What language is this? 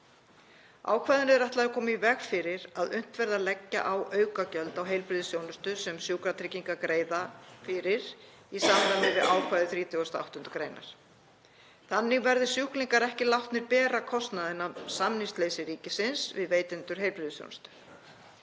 Icelandic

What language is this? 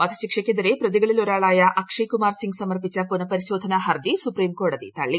Malayalam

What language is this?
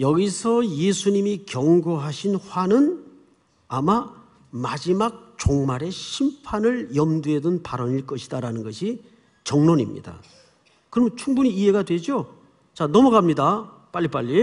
Korean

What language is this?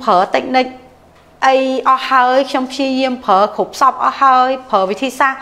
Thai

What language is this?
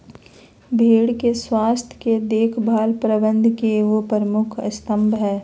Magahi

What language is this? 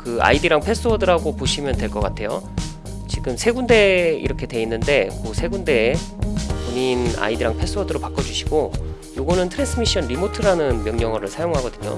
Korean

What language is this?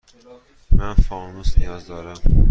Persian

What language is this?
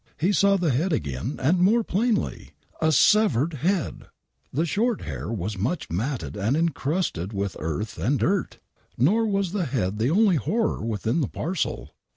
English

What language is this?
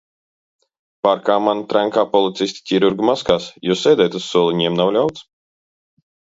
Latvian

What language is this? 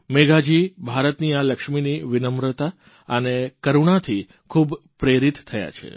Gujarati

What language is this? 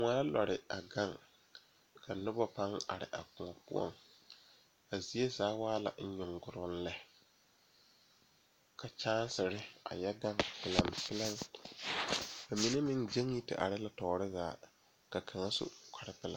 Southern Dagaare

